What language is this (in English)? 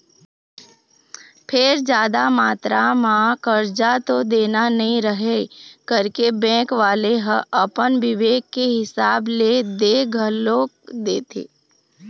Chhattisgarhi